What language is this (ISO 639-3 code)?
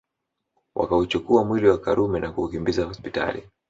swa